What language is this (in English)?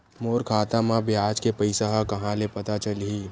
Chhattisgarhi